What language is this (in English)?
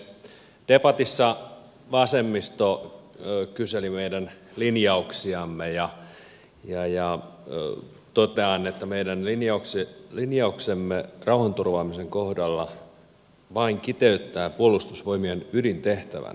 Finnish